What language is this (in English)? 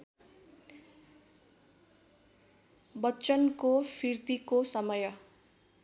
Nepali